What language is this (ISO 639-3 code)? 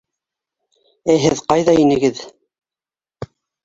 bak